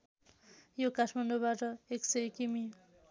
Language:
Nepali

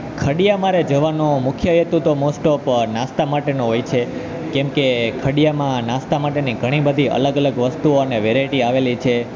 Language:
Gujarati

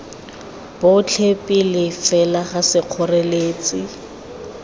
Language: Tswana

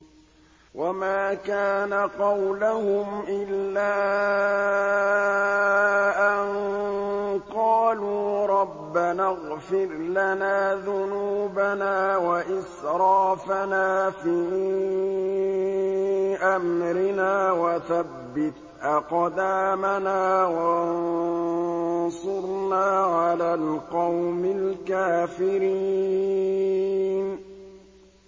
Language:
Arabic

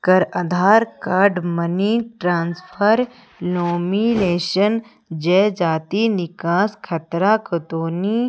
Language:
Hindi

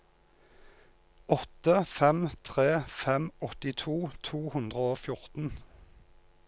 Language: Norwegian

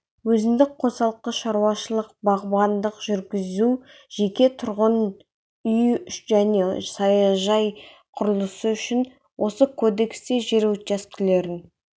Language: Kazakh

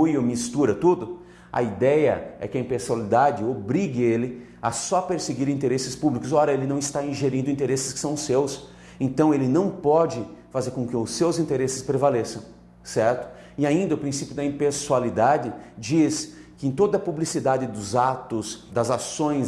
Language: Portuguese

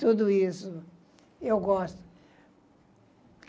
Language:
Portuguese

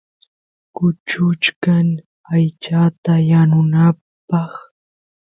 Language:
Santiago del Estero Quichua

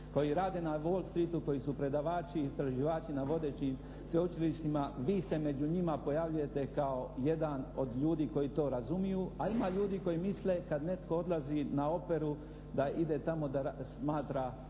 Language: Croatian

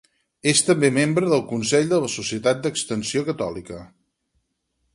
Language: Catalan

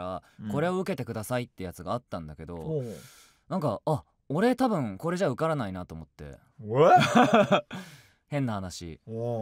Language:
Japanese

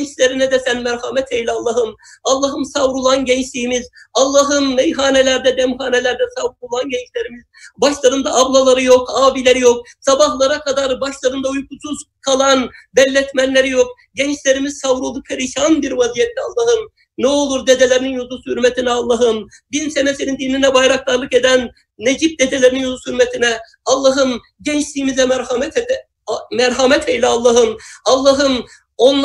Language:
Turkish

